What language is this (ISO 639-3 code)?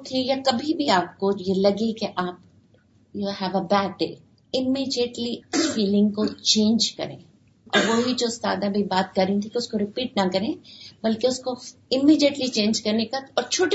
urd